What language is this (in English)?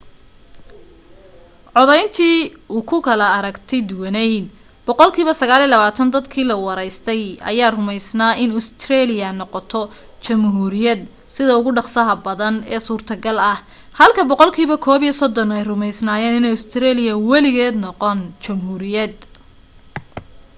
Somali